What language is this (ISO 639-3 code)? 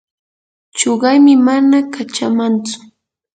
qur